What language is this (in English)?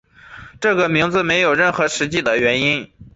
Chinese